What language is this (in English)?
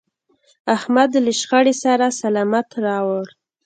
Pashto